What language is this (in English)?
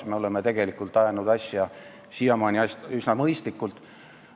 Estonian